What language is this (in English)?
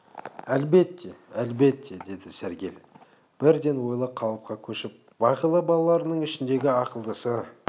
Kazakh